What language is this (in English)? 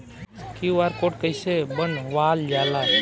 Bhojpuri